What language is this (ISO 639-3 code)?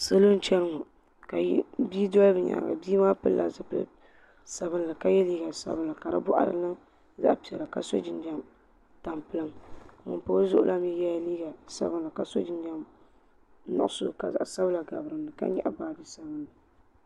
dag